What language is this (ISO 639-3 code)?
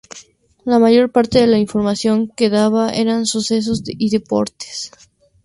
spa